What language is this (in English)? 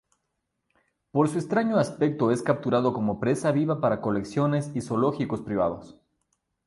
Spanish